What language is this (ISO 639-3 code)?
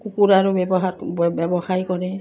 asm